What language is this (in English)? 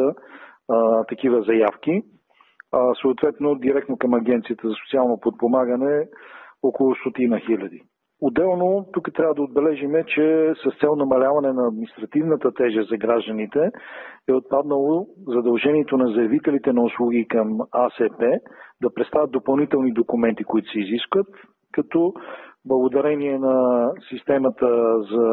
Bulgarian